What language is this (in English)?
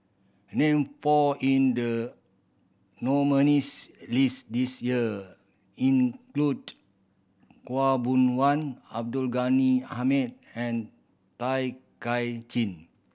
English